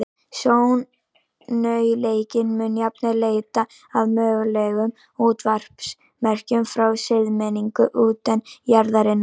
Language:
Icelandic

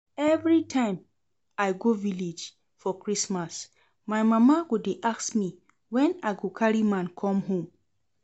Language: Nigerian Pidgin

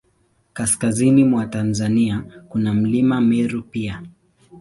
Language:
Swahili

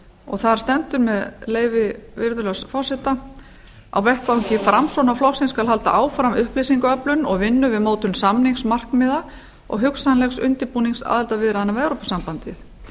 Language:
Icelandic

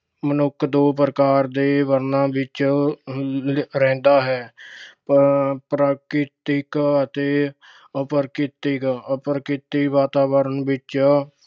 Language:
Punjabi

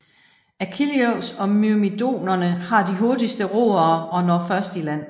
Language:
Danish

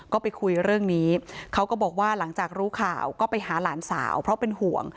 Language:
Thai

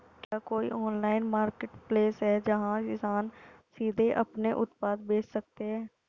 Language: Hindi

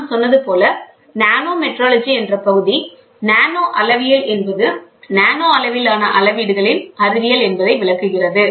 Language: Tamil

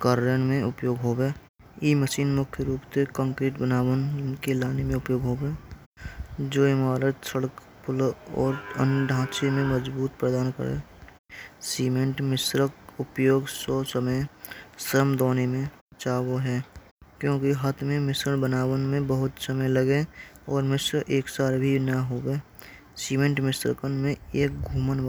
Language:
Braj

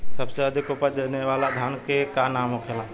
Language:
Bhojpuri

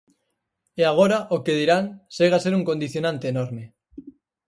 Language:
Galician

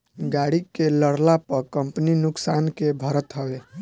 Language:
Bhojpuri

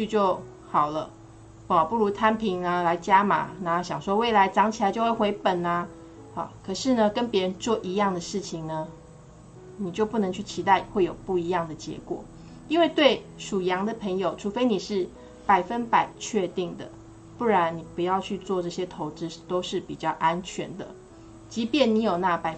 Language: Chinese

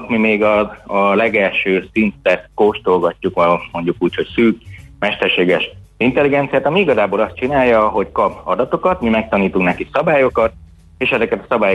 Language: Hungarian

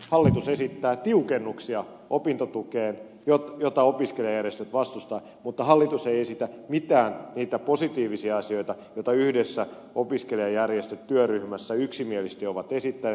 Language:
Finnish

